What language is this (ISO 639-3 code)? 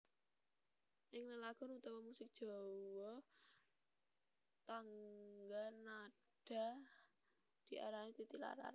jav